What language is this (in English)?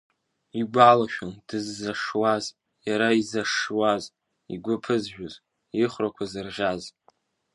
Abkhazian